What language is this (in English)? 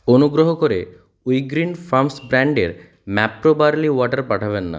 Bangla